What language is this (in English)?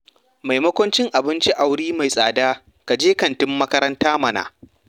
Hausa